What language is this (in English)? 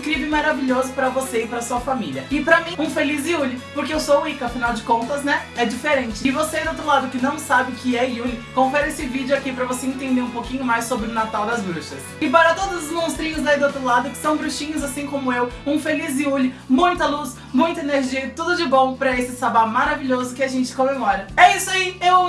Portuguese